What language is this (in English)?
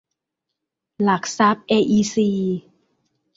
Thai